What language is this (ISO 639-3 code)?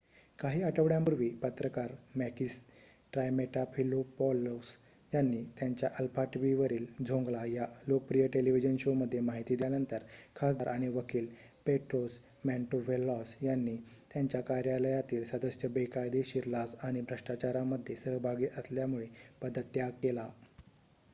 mar